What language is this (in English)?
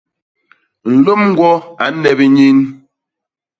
Basaa